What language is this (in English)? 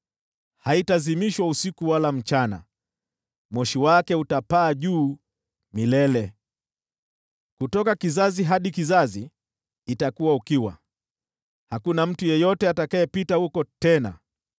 Swahili